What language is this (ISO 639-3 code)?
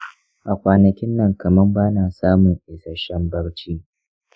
hau